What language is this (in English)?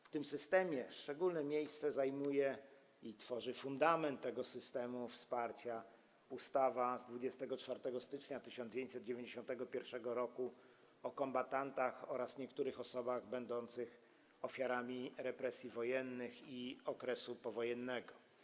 Polish